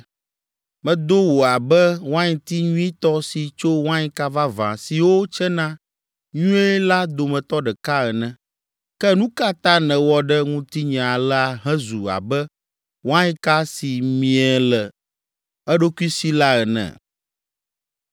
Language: Ewe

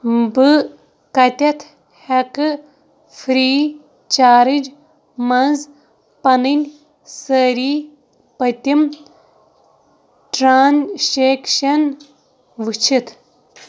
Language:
Kashmiri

